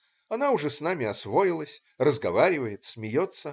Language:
Russian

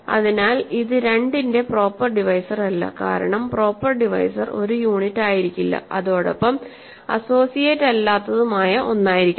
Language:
Malayalam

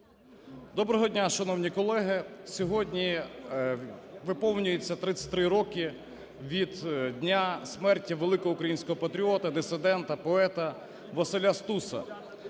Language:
Ukrainian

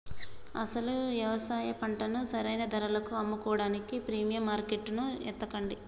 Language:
Telugu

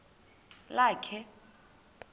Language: Xhosa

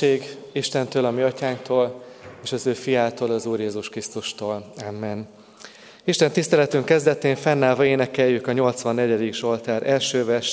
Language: Hungarian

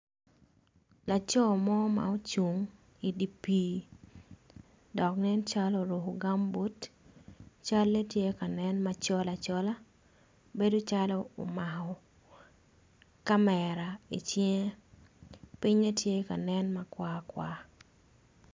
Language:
Acoli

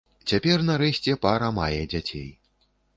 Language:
Belarusian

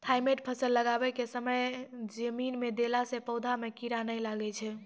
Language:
Maithili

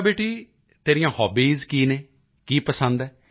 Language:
Punjabi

